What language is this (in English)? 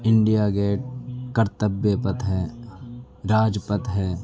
Urdu